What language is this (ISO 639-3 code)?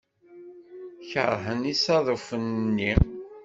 kab